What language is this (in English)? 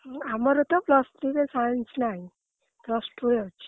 Odia